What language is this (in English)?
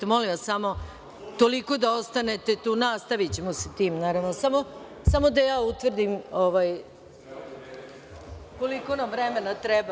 Serbian